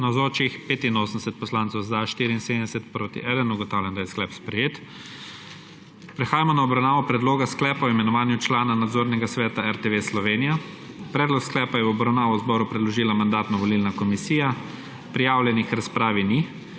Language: Slovenian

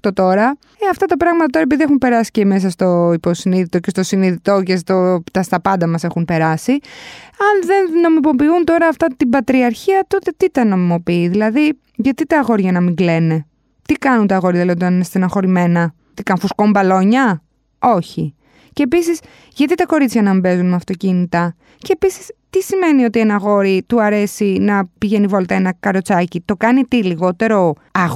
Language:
Greek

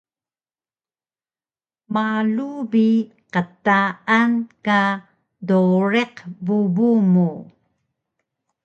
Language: Taroko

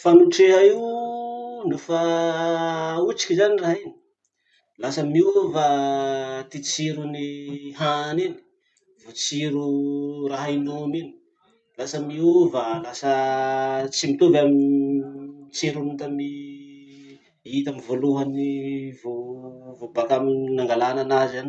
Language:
Masikoro Malagasy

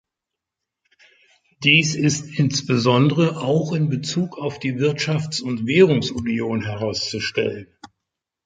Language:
German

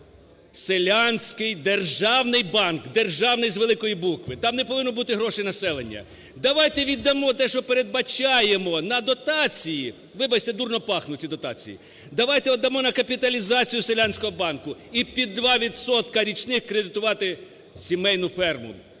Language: Ukrainian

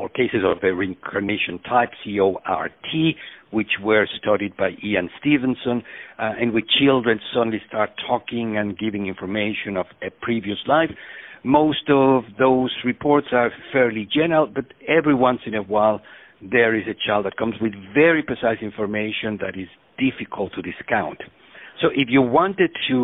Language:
Swedish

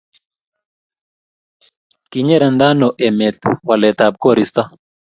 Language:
Kalenjin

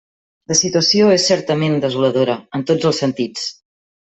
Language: Catalan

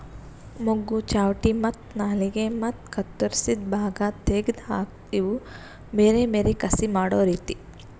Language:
Kannada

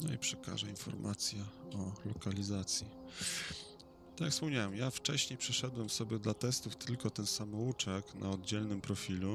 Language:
Polish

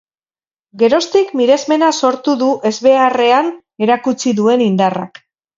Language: Basque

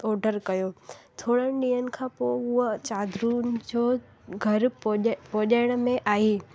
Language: Sindhi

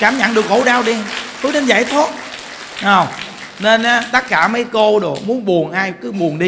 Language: Vietnamese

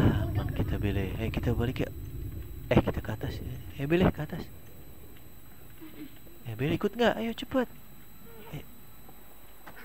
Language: Indonesian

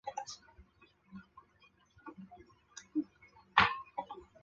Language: Chinese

